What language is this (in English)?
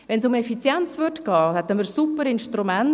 Swiss German